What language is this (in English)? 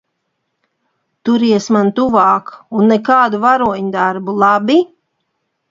Latvian